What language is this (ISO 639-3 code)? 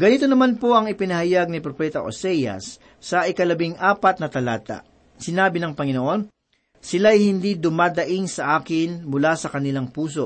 fil